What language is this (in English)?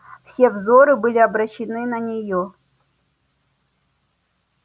Russian